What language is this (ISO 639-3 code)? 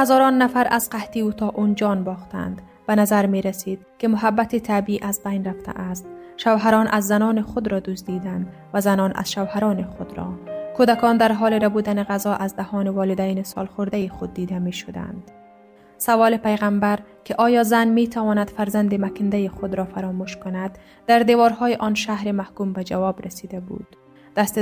fas